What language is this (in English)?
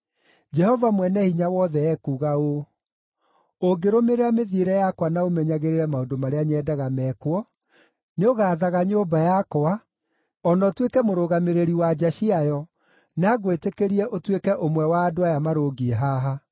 Kikuyu